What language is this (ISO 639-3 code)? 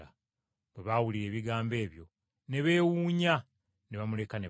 lug